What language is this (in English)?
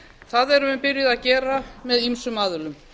Icelandic